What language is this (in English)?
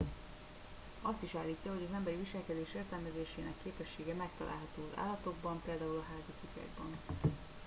Hungarian